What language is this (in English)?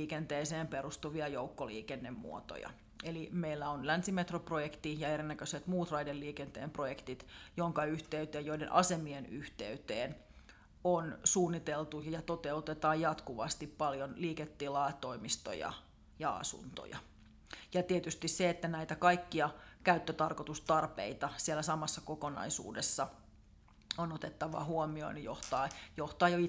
Finnish